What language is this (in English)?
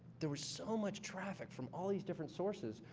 English